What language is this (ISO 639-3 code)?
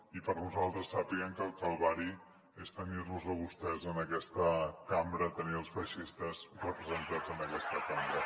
cat